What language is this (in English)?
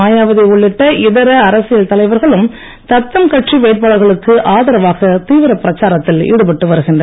Tamil